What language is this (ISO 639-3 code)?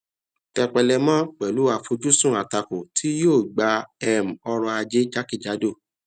yor